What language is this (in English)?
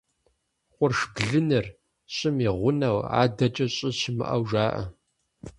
Kabardian